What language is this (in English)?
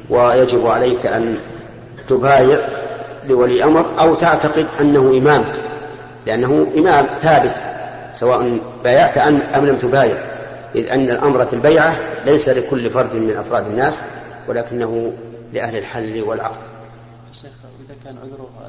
Arabic